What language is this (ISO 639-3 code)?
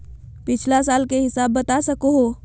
mag